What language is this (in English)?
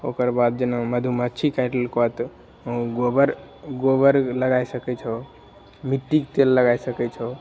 Maithili